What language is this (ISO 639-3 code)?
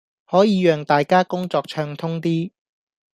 yue